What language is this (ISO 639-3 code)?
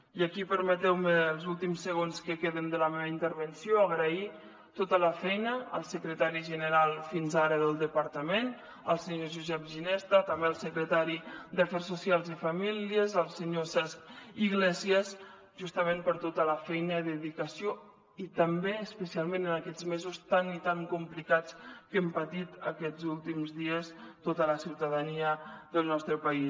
cat